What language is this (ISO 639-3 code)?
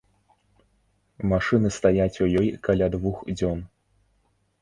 bel